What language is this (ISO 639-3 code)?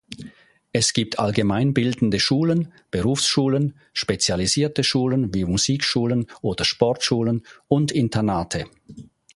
deu